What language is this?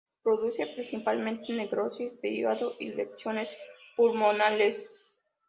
Spanish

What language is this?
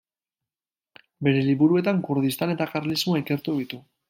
Basque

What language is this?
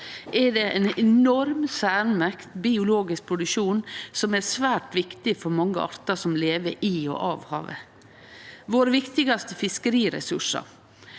Norwegian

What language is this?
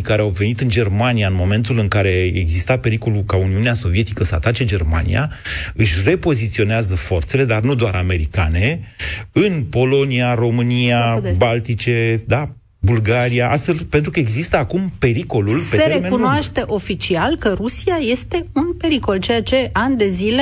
Romanian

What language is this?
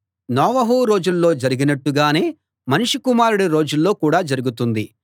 Telugu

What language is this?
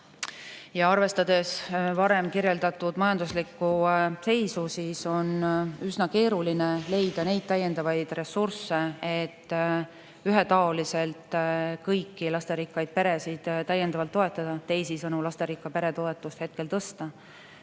Estonian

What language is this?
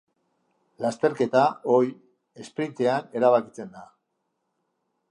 Basque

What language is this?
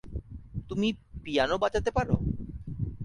Bangla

